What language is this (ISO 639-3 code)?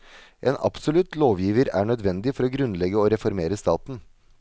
nor